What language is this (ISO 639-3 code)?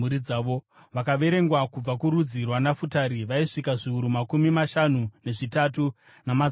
sna